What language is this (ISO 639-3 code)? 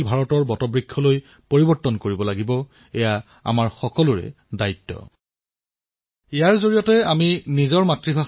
asm